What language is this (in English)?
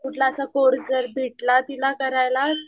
Marathi